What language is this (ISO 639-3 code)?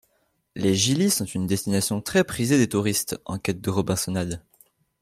fra